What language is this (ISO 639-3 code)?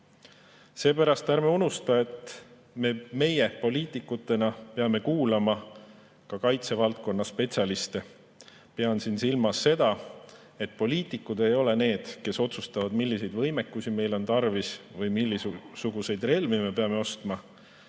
est